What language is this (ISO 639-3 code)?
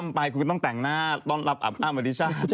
tha